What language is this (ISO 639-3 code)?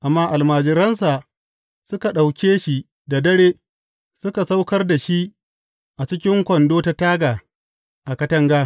hau